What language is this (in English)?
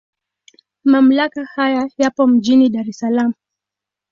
Swahili